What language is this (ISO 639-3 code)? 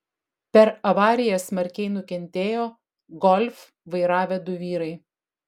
lit